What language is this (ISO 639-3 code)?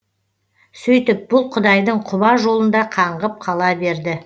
kaz